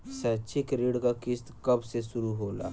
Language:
Bhojpuri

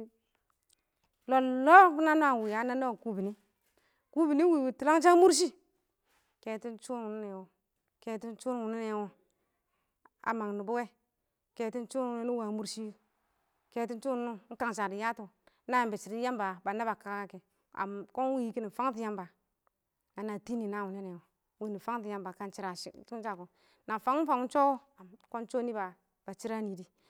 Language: Awak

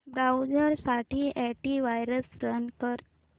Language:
Marathi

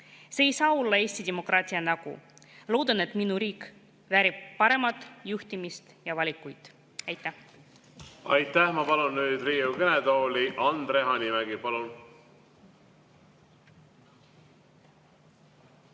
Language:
Estonian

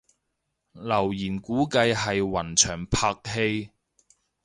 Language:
Cantonese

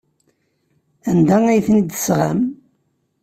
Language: Kabyle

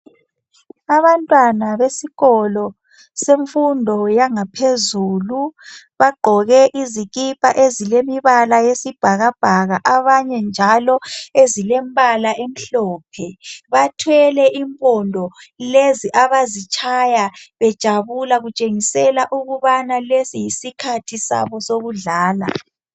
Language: North Ndebele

